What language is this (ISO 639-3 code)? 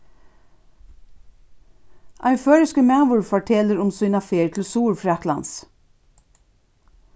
fao